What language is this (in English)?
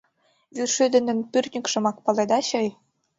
Mari